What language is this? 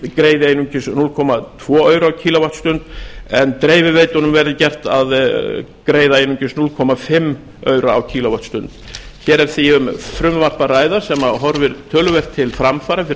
Icelandic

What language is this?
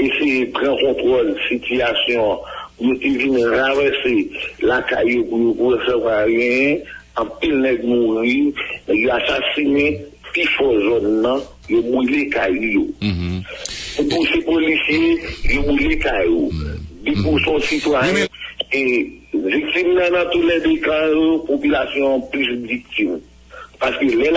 French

